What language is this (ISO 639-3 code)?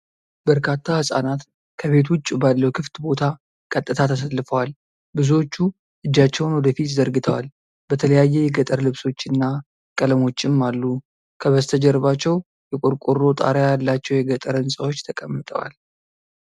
amh